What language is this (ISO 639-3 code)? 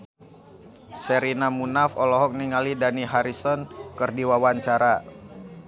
sun